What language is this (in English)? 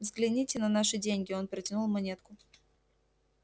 Russian